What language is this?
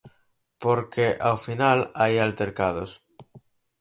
Galician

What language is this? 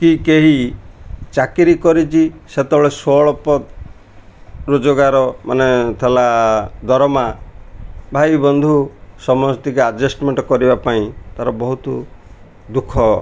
Odia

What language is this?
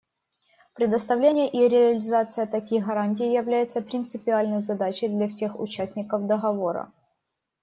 Russian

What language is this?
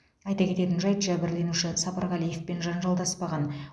Kazakh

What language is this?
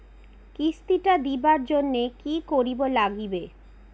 Bangla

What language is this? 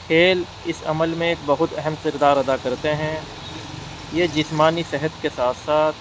Urdu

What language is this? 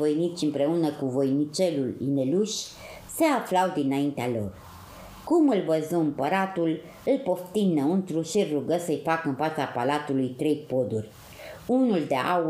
Romanian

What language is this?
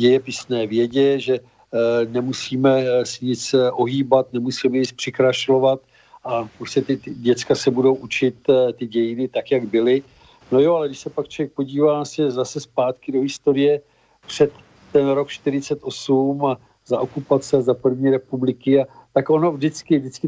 Czech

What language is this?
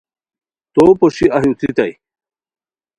Khowar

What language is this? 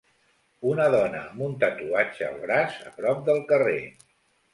Catalan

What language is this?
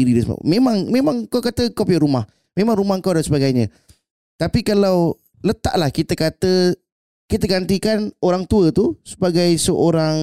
Malay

